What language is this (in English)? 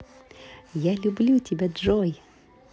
Russian